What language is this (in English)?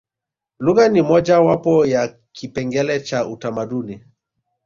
Swahili